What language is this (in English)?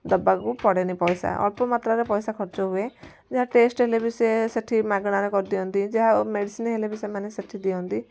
Odia